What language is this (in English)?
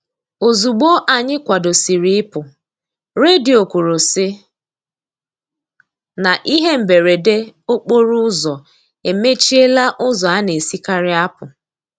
Igbo